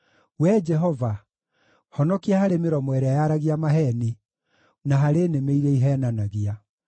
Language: Kikuyu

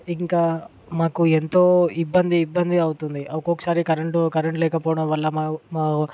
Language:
Telugu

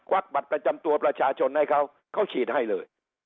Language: Thai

